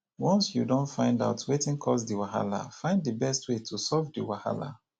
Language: Nigerian Pidgin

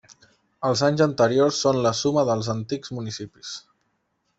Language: Catalan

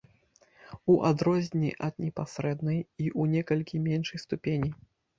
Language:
Belarusian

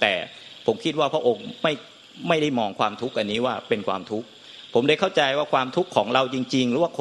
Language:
Thai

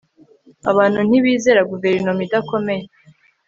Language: Kinyarwanda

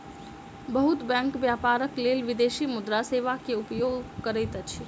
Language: Maithili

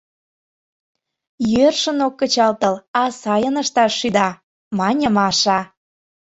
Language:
Mari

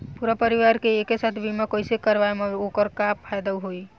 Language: Bhojpuri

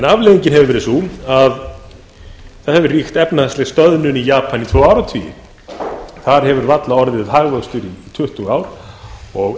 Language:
Icelandic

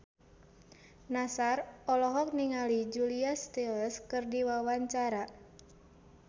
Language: Sundanese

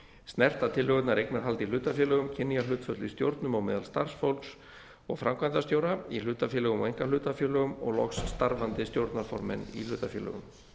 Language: Icelandic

